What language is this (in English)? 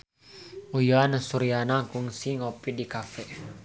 Sundanese